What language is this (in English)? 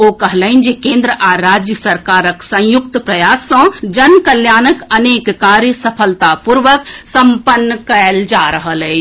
Maithili